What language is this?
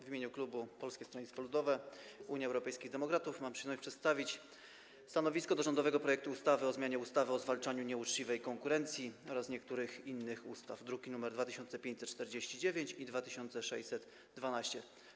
Polish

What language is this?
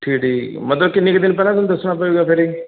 Punjabi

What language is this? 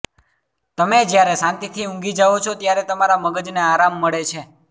Gujarati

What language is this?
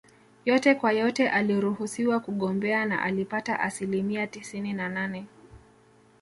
Swahili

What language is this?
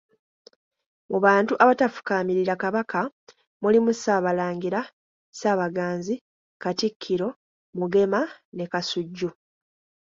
Ganda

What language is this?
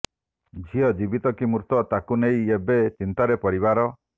Odia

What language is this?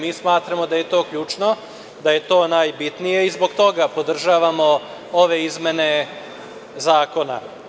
Serbian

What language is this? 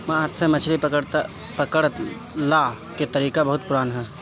Bhojpuri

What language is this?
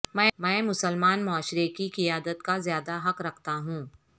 Urdu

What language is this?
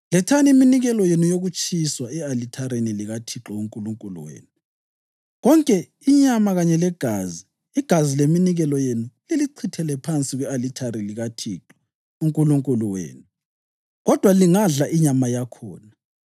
North Ndebele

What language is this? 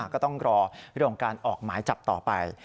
Thai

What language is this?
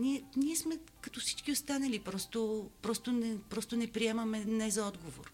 Bulgarian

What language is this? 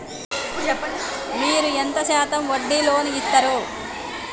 Telugu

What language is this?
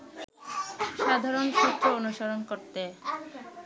Bangla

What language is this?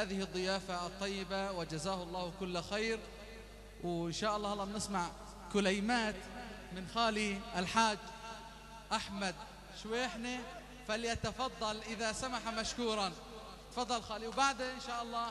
Arabic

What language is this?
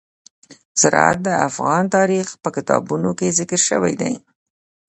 Pashto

